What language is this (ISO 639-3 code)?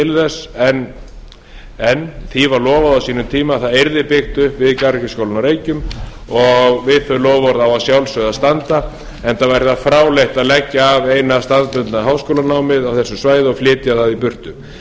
isl